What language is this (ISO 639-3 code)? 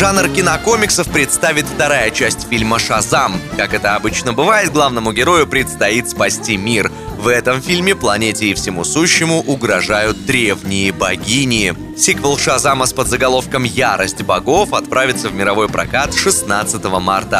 rus